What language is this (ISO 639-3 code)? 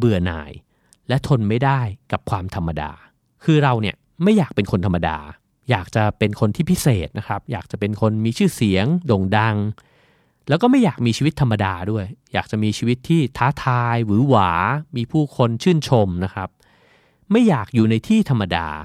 tha